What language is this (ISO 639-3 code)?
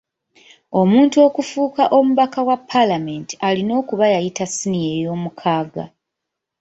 lug